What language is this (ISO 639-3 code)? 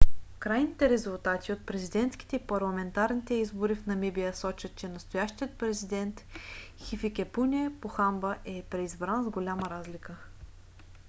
bul